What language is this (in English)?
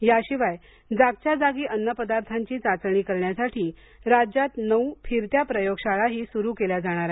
Marathi